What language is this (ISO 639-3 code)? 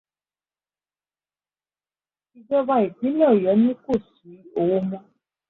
yor